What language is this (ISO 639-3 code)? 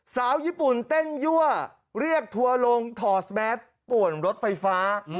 tha